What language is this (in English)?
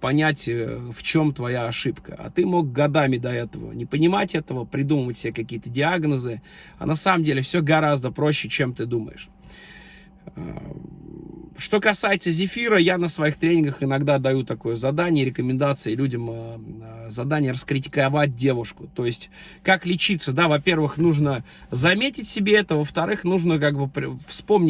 Russian